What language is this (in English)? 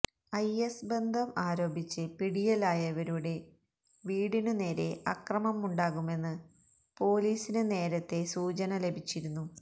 Malayalam